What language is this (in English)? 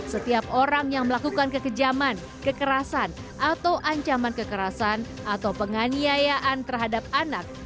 Indonesian